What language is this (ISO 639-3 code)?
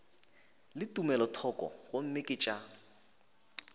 nso